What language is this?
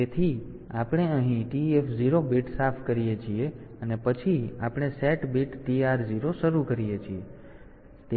Gujarati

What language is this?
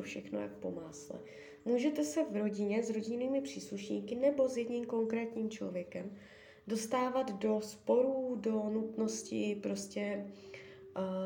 Czech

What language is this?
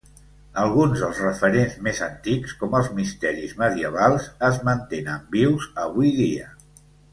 Catalan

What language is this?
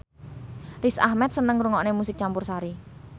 Javanese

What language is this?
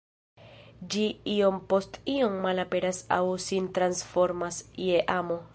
Esperanto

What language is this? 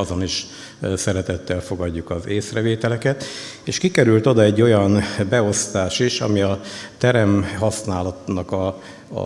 Hungarian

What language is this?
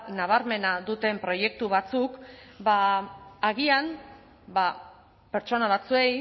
Basque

